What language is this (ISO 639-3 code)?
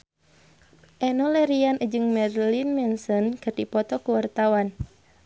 sun